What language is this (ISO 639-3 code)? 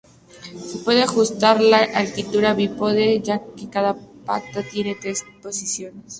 spa